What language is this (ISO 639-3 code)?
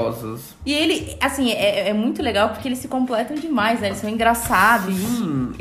por